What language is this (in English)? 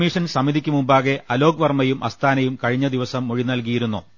Malayalam